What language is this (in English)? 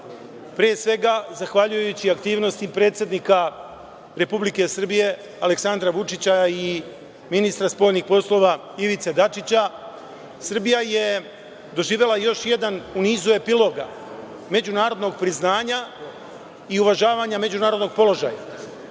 Serbian